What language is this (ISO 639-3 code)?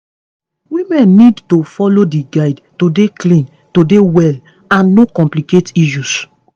pcm